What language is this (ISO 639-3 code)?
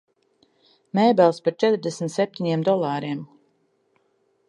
lav